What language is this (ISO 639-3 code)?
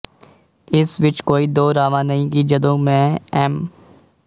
pan